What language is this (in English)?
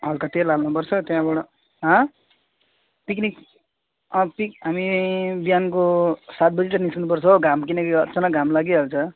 Nepali